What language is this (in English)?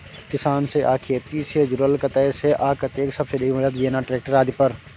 Maithili